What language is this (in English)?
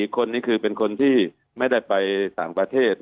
Thai